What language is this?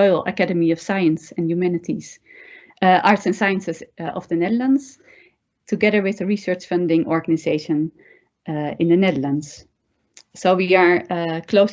English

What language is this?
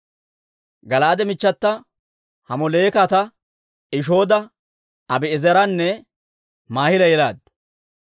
Dawro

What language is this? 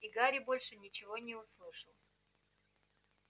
Russian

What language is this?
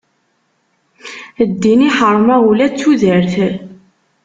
Kabyle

